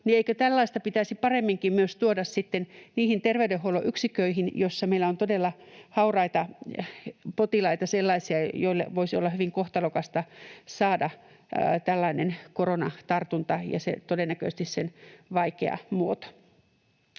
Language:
Finnish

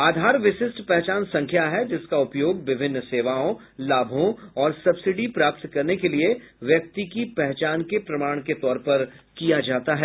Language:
Hindi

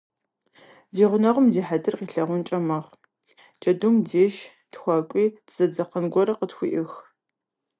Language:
Kabardian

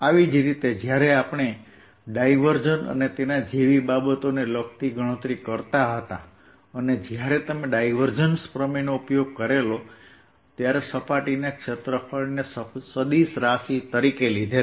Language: Gujarati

